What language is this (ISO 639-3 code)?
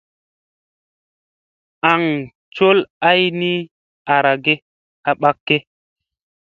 mse